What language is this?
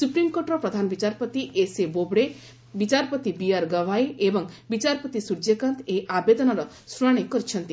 Odia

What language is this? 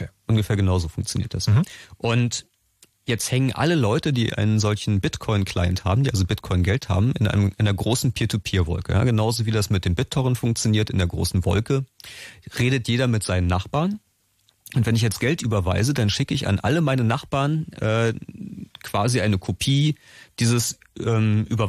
German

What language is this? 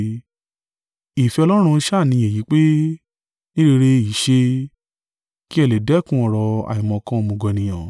Yoruba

